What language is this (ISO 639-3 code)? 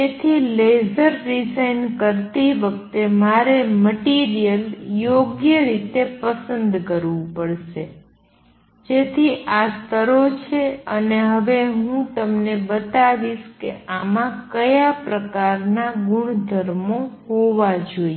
guj